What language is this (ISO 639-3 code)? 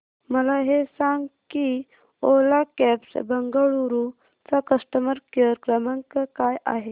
mar